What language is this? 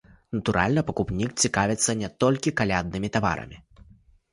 Belarusian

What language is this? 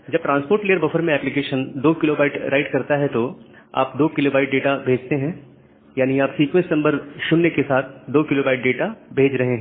Hindi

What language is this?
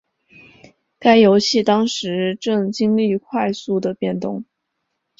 Chinese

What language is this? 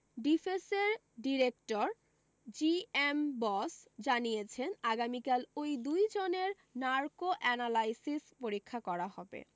Bangla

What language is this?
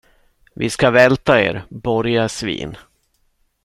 Swedish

